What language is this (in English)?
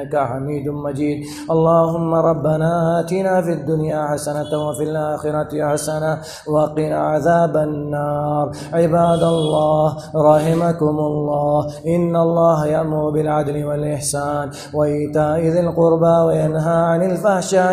Arabic